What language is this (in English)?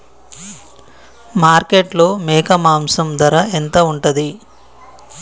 Telugu